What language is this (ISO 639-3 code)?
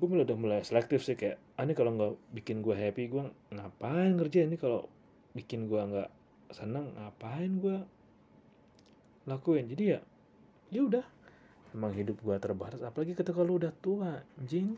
ind